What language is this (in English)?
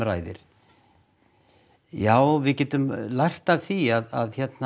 Icelandic